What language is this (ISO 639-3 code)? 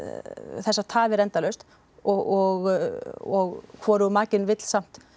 isl